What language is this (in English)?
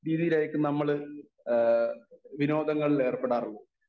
Malayalam